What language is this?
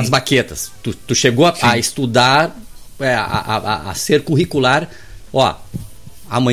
Portuguese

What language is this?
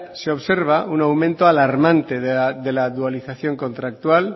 Spanish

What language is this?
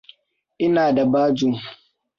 Hausa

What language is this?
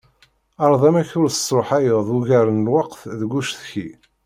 Kabyle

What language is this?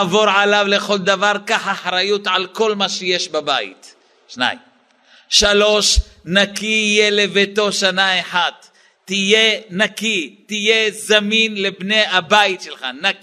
Hebrew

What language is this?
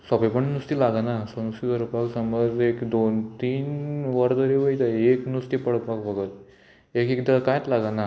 Konkani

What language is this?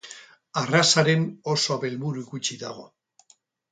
Basque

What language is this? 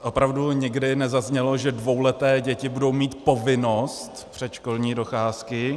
Czech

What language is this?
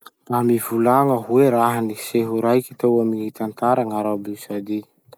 Masikoro Malagasy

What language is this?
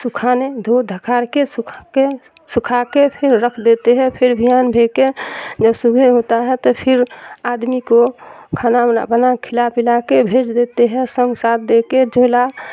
Urdu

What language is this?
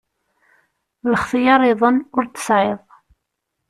Kabyle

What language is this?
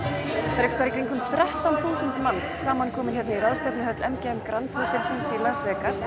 Icelandic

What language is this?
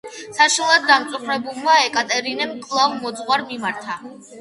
Georgian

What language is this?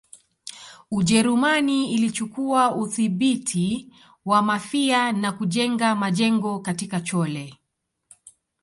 Swahili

